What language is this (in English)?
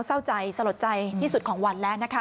Thai